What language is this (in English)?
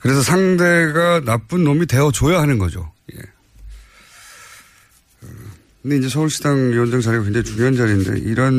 Korean